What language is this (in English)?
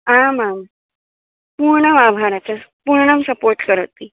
Sanskrit